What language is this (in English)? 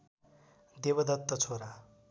Nepali